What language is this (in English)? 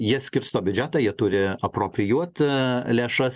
Lithuanian